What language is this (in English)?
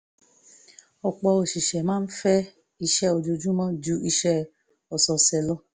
Yoruba